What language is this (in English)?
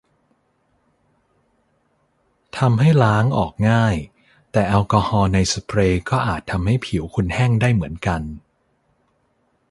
Thai